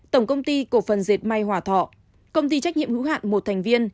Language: Vietnamese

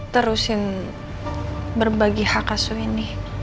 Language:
Indonesian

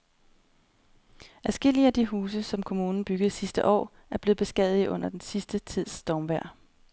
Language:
Danish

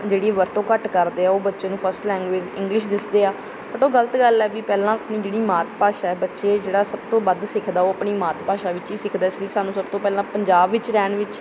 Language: Punjabi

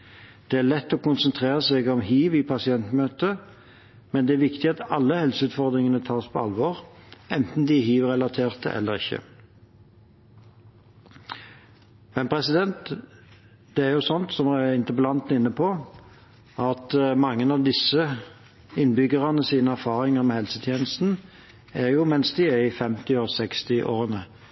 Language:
Norwegian Bokmål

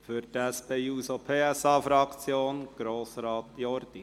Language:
Swiss German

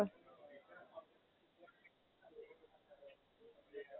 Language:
Gujarati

